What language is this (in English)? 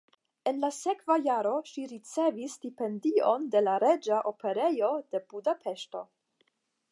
Esperanto